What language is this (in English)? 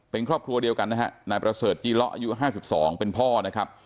Thai